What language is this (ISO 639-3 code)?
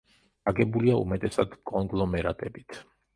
kat